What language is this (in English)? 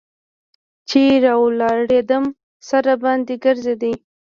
Pashto